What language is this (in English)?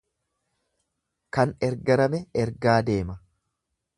Oromo